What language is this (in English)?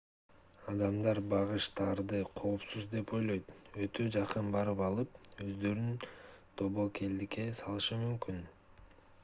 Kyrgyz